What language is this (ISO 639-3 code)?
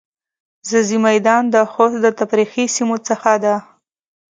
pus